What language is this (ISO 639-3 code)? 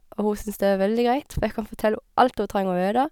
nor